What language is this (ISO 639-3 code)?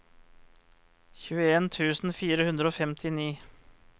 nor